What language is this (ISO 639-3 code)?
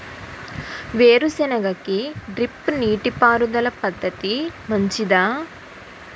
tel